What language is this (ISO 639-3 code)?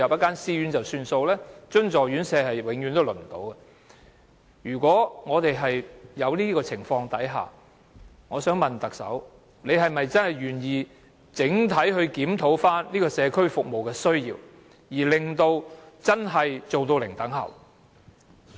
yue